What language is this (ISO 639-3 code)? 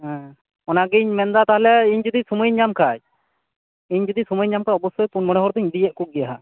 sat